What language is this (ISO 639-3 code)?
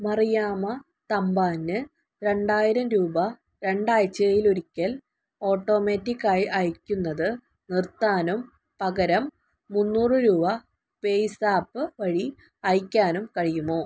mal